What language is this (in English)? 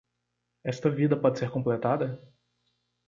Portuguese